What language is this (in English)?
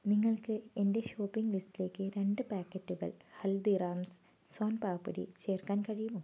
Malayalam